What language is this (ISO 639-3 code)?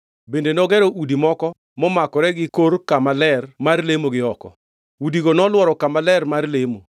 luo